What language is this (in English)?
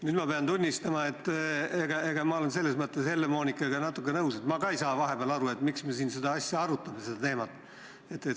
Estonian